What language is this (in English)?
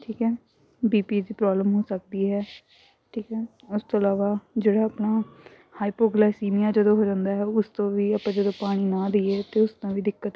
Punjabi